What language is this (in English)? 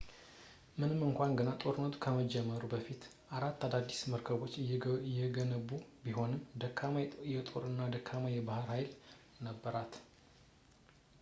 Amharic